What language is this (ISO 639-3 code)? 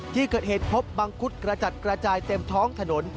tha